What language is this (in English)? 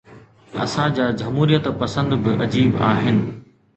Sindhi